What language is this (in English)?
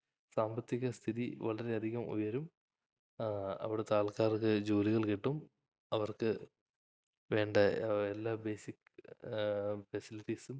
Malayalam